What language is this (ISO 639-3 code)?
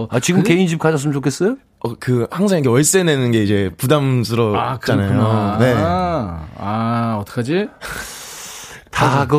kor